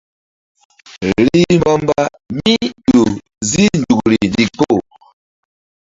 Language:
Mbum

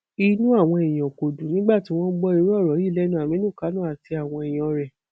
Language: Yoruba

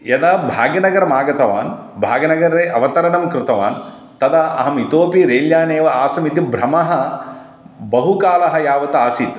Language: Sanskrit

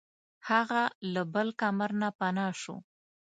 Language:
Pashto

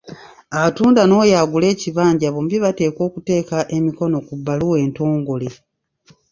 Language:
Ganda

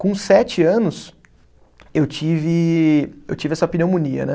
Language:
Portuguese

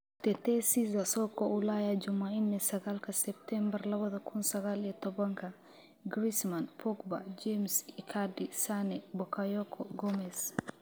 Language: Somali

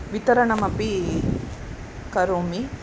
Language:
Sanskrit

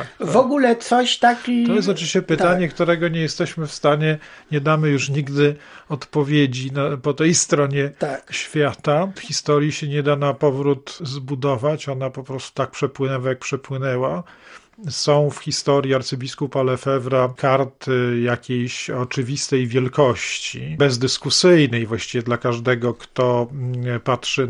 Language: Polish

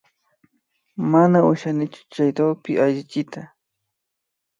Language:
Imbabura Highland Quichua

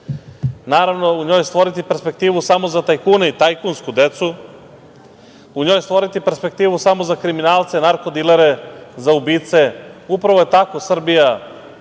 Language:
Serbian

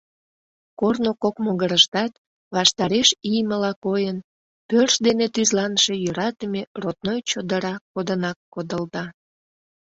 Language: Mari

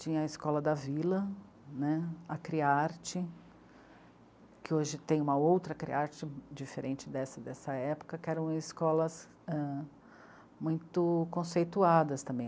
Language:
Portuguese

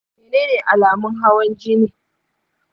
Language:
Hausa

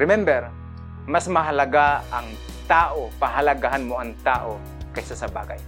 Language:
Filipino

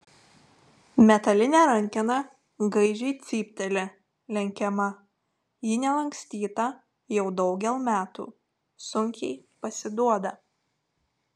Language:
Lithuanian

